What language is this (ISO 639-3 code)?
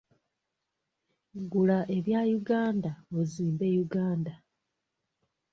lug